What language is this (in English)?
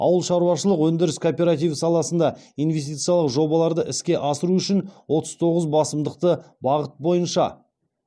Kazakh